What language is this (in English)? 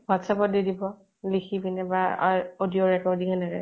Assamese